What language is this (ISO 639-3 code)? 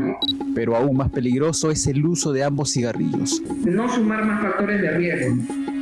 spa